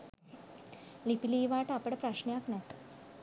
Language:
Sinhala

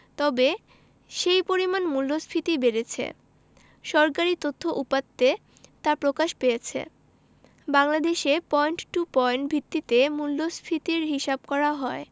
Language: Bangla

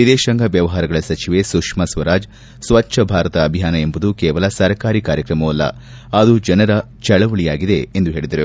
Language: Kannada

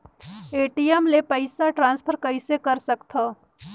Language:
Chhattisgarhi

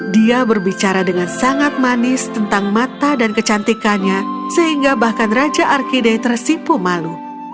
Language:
Indonesian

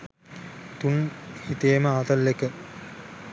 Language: Sinhala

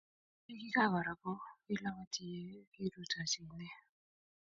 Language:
Kalenjin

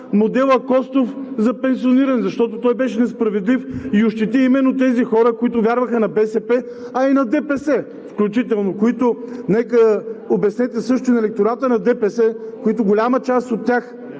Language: Bulgarian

